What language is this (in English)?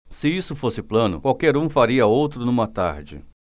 Portuguese